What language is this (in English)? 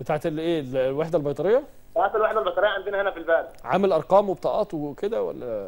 Arabic